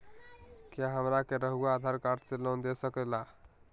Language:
Magahi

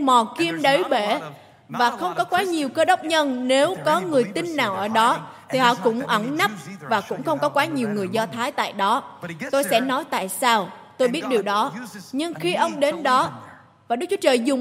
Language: Vietnamese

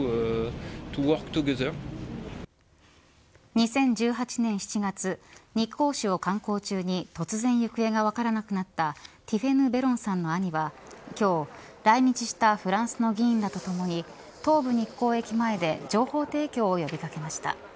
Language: Japanese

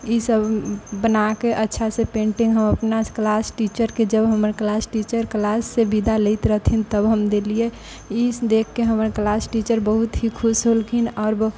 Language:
Maithili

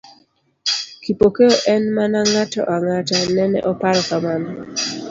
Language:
Luo (Kenya and Tanzania)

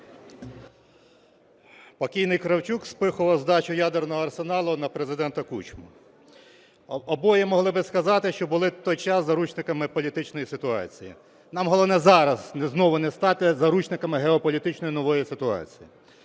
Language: Ukrainian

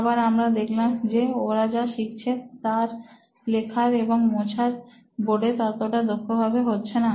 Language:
Bangla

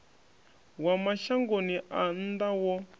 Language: Venda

